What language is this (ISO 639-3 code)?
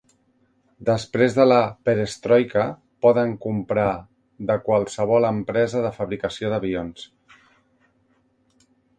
cat